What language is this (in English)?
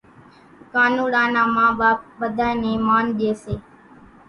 Kachi Koli